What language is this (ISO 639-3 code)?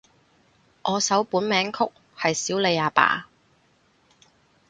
yue